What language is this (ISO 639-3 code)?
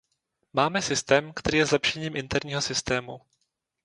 ces